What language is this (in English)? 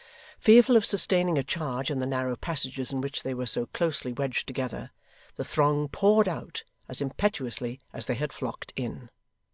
English